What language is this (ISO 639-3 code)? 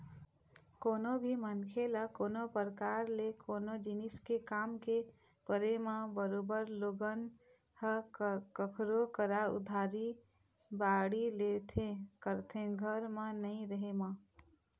hne